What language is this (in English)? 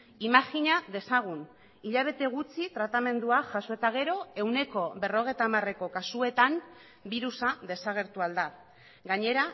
Basque